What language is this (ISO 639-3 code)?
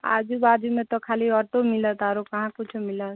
mai